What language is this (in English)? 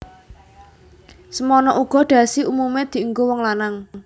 Javanese